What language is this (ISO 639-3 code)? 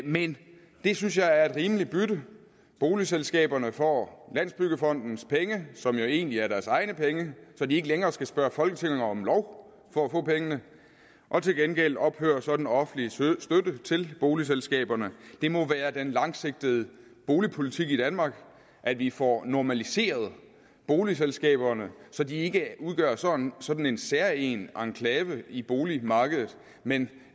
dan